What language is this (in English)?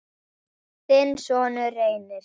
Icelandic